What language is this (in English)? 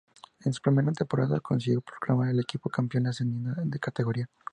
Spanish